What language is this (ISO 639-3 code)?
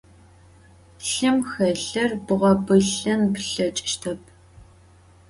ady